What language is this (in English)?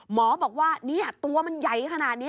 Thai